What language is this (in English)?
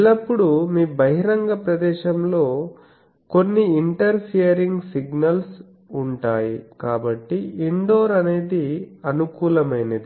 Telugu